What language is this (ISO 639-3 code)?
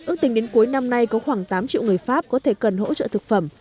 vie